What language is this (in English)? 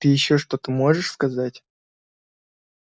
Russian